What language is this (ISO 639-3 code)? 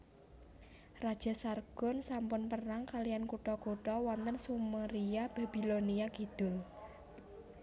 jav